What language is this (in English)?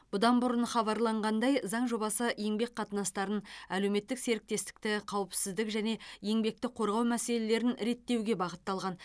Kazakh